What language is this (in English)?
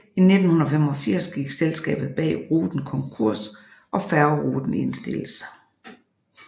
Danish